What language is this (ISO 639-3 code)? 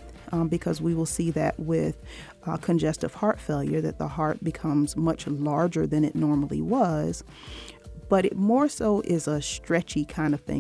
eng